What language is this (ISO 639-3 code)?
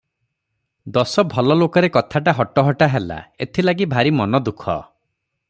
ori